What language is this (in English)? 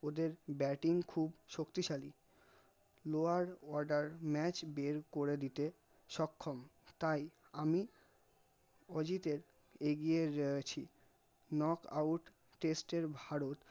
Bangla